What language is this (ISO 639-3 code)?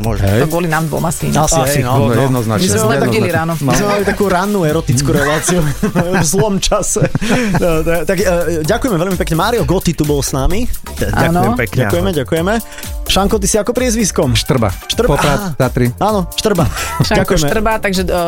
slk